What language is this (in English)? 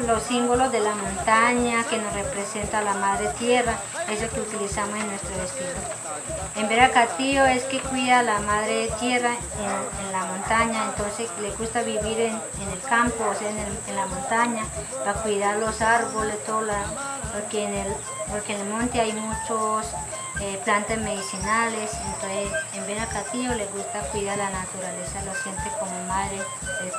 Spanish